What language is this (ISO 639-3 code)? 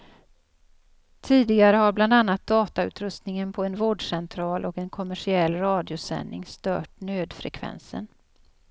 swe